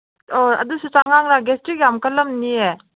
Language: Manipuri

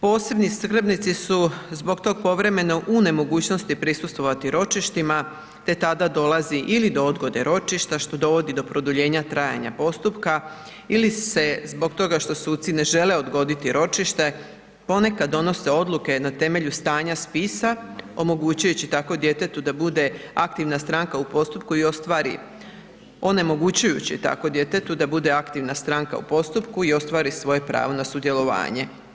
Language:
Croatian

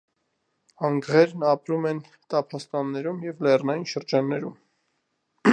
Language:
Armenian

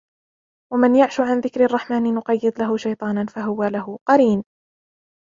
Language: Arabic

